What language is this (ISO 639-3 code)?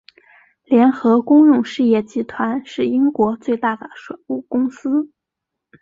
zho